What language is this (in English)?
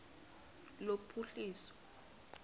Xhosa